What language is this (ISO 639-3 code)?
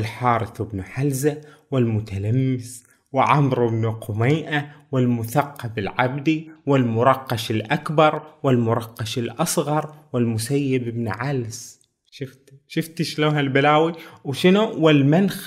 ara